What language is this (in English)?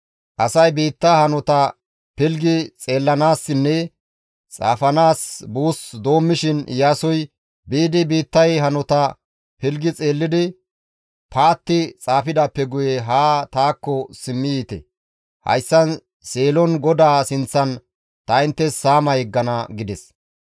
Gamo